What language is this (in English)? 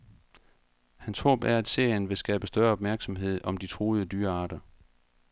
Danish